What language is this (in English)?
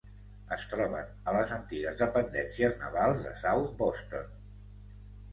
Catalan